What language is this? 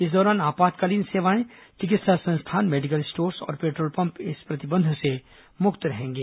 Hindi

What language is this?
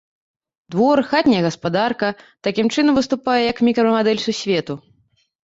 Belarusian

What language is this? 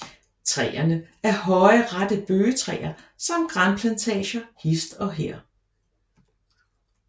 Danish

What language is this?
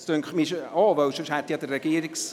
Swiss German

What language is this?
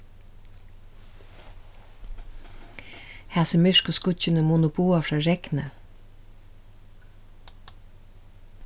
Faroese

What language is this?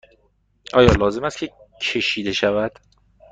Persian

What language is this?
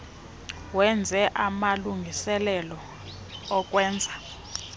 Xhosa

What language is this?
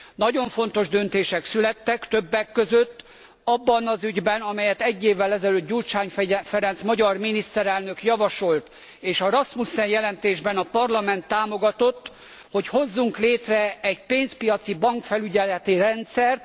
Hungarian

